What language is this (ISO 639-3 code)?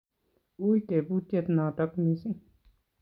kln